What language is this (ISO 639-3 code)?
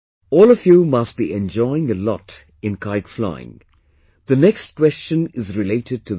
eng